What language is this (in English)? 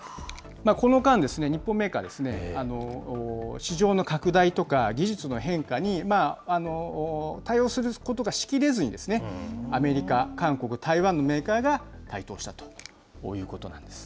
Japanese